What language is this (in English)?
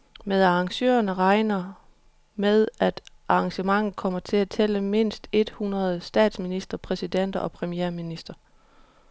Danish